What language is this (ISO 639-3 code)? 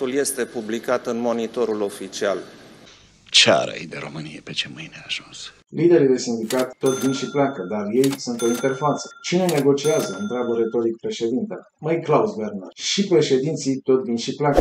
ron